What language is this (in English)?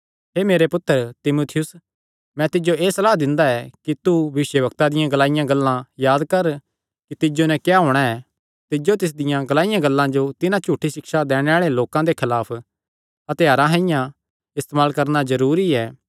Kangri